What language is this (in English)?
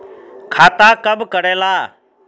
Magahi